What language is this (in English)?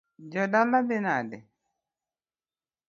Luo (Kenya and Tanzania)